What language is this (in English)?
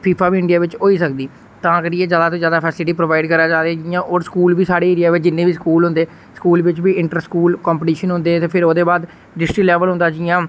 Dogri